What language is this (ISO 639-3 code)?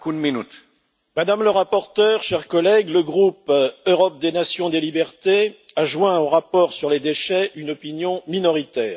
fra